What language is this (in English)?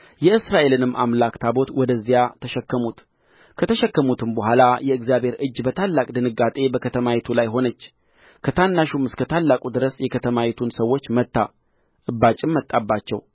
Amharic